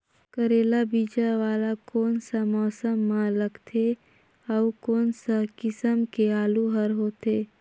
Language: Chhattisgarhi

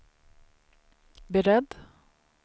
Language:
Swedish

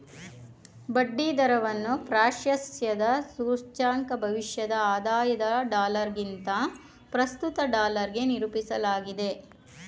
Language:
Kannada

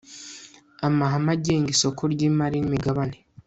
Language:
Kinyarwanda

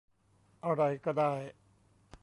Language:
Thai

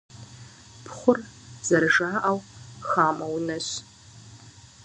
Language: Kabardian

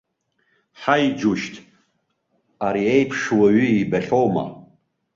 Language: Abkhazian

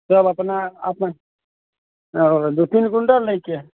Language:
Maithili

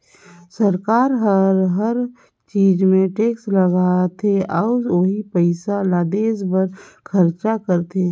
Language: Chhattisgarhi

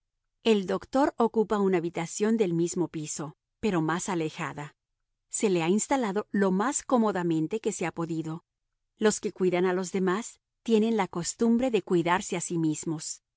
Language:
Spanish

